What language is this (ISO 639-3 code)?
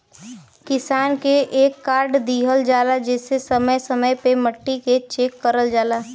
bho